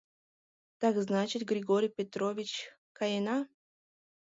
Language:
Mari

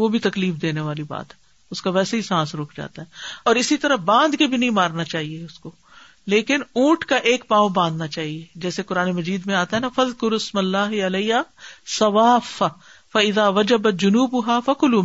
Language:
Urdu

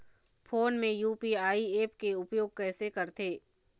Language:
Chhattisgarhi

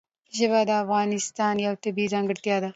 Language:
Pashto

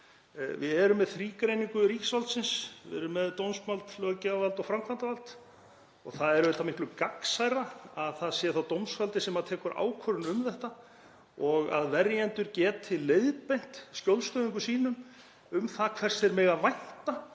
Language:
Icelandic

